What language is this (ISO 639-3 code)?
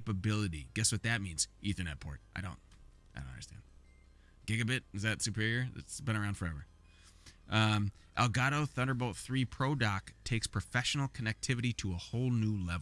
eng